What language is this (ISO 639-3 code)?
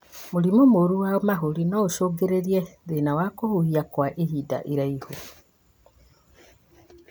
kik